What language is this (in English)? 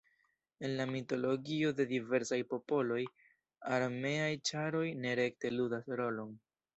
Esperanto